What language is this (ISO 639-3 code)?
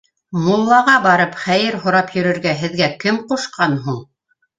bak